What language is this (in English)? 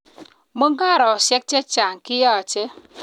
Kalenjin